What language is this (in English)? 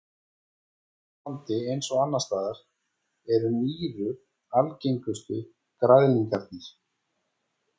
Icelandic